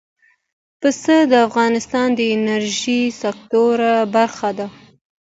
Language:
Pashto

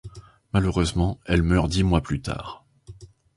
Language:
French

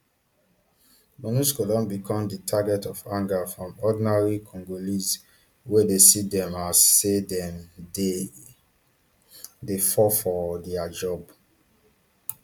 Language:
Nigerian Pidgin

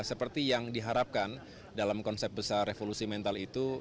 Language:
Indonesian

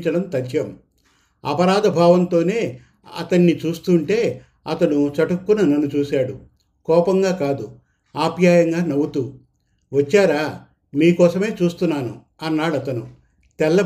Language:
Telugu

